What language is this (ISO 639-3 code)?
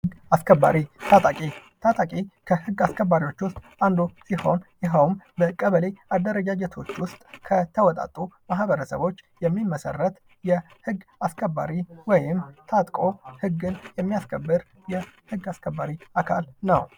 amh